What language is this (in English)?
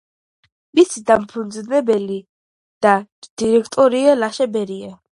Georgian